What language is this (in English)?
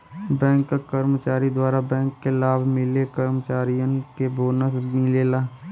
Bhojpuri